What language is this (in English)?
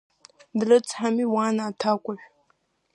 Abkhazian